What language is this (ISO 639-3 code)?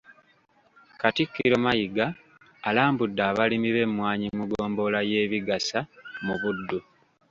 lug